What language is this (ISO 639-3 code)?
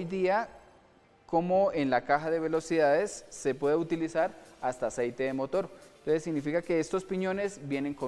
spa